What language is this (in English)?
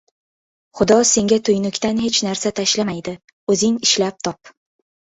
Uzbek